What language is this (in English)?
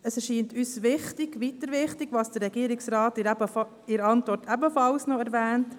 Swiss German